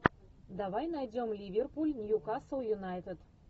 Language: Russian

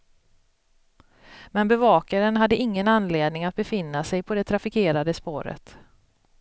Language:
Swedish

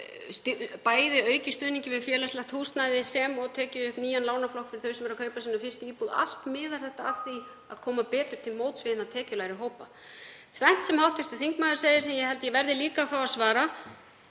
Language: Icelandic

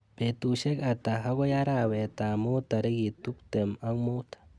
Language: Kalenjin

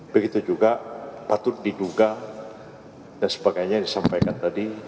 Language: Indonesian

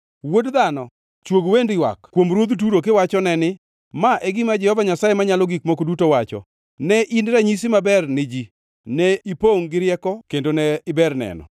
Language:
Luo (Kenya and Tanzania)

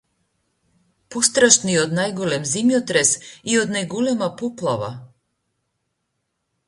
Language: Macedonian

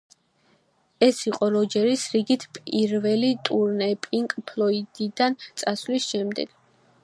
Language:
Georgian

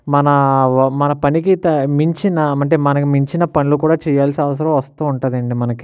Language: Telugu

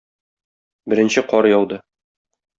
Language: Tatar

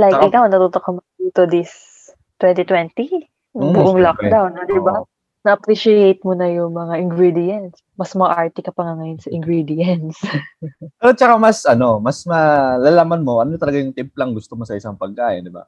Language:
Filipino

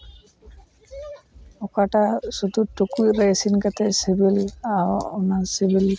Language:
Santali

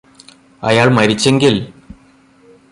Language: Malayalam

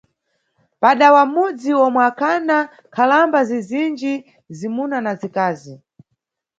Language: Nyungwe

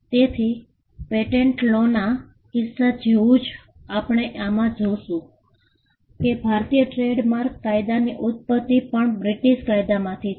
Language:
Gujarati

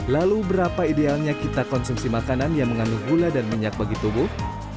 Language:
Indonesian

